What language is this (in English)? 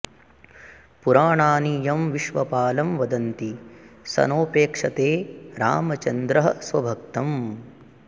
Sanskrit